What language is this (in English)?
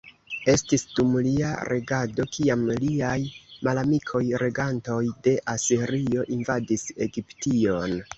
Esperanto